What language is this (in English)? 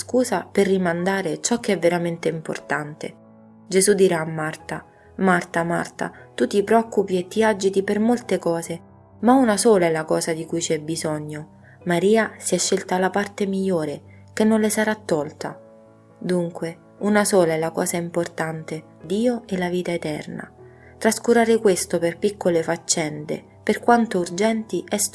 Italian